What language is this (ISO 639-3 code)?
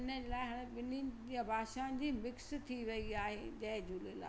snd